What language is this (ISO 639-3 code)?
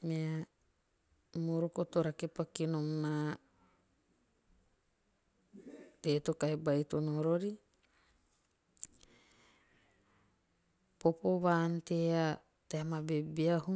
tio